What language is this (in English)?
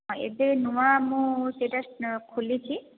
Odia